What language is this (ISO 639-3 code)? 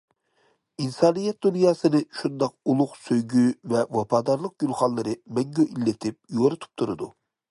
uig